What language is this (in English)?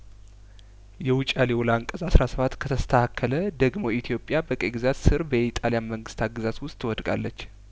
Amharic